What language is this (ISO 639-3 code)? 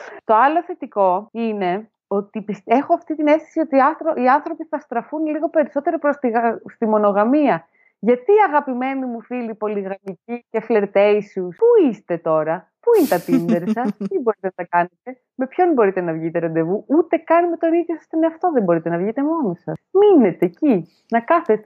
ell